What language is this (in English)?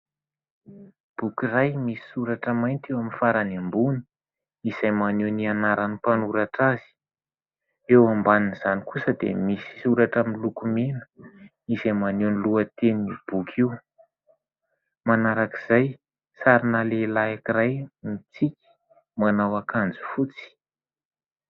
Malagasy